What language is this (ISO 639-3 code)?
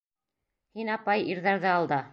bak